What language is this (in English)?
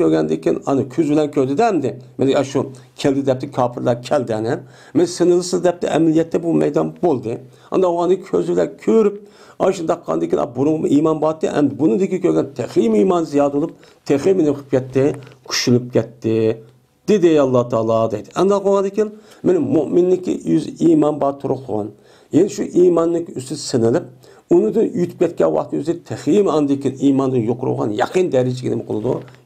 Turkish